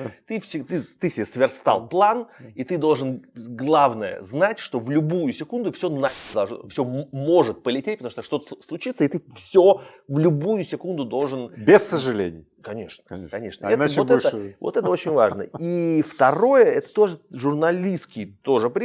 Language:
Russian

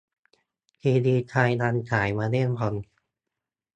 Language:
Thai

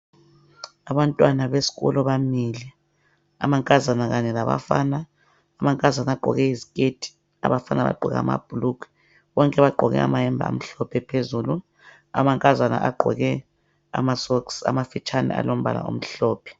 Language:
North Ndebele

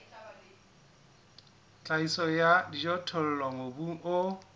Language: Southern Sotho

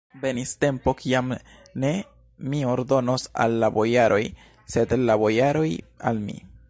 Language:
Esperanto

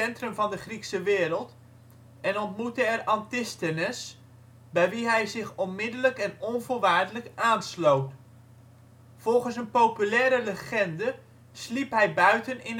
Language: Dutch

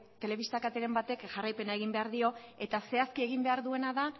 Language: Basque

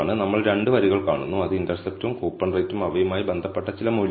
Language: Malayalam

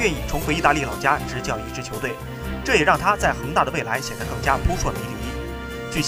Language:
Chinese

